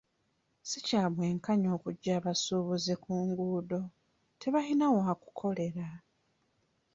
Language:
Ganda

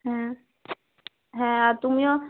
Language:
Bangla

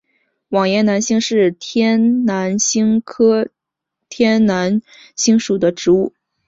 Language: Chinese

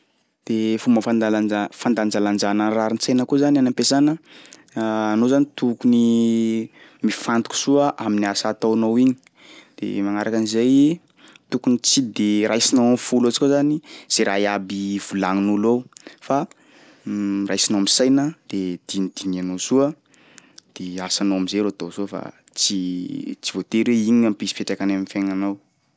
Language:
Sakalava Malagasy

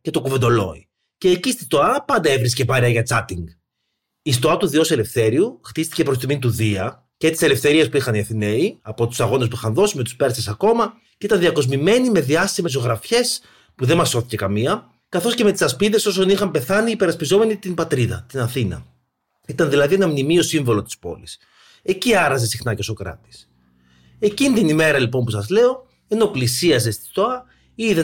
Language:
Greek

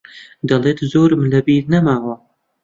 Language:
Central Kurdish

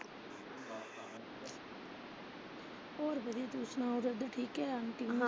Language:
Punjabi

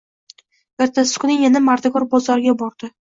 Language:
Uzbek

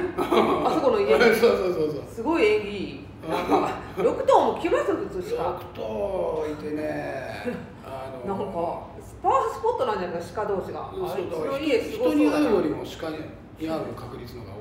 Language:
Japanese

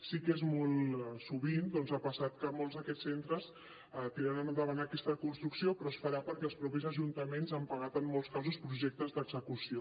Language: Catalan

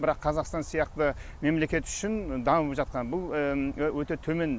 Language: Kazakh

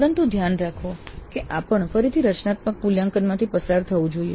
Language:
Gujarati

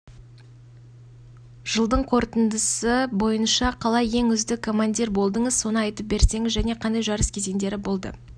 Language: Kazakh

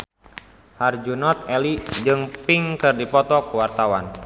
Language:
Sundanese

